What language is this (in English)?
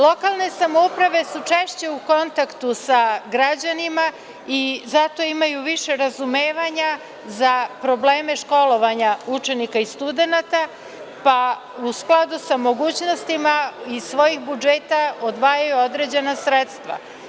Serbian